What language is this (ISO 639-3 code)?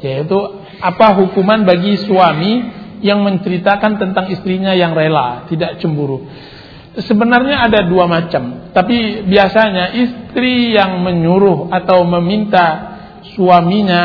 ind